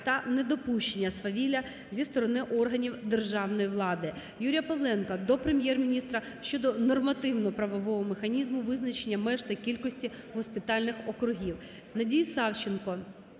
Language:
Ukrainian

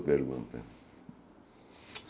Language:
Portuguese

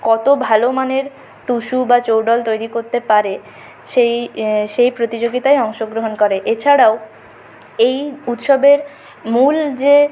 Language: Bangla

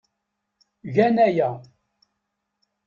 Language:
Kabyle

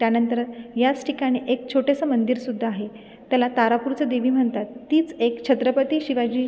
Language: Marathi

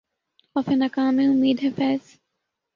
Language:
Urdu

